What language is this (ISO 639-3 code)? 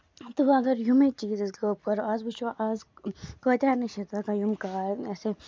kas